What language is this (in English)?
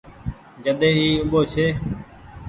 Goaria